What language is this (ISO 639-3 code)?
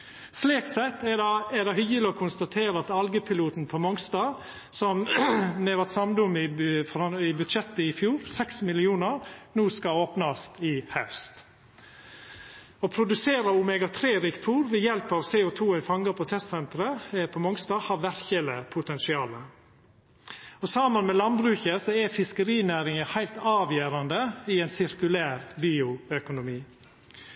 nno